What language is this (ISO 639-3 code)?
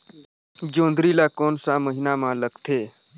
hne